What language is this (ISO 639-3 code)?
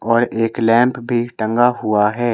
hin